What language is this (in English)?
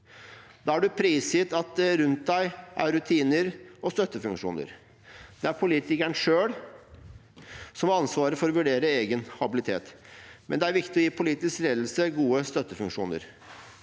Norwegian